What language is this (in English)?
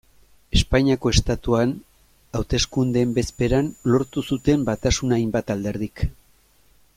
Basque